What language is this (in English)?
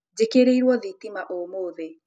Kikuyu